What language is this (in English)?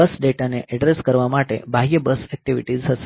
Gujarati